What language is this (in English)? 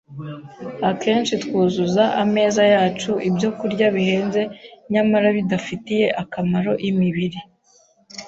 Kinyarwanda